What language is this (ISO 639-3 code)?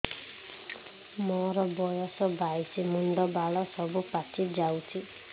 ori